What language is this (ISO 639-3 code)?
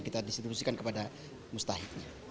ind